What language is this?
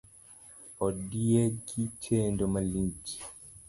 Luo (Kenya and Tanzania)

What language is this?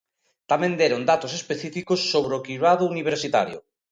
Galician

